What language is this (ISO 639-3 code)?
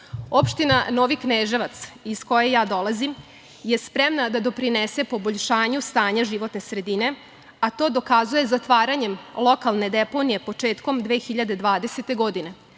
srp